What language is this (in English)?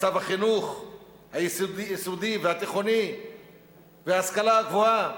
Hebrew